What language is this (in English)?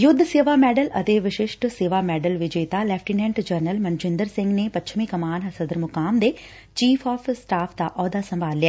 Punjabi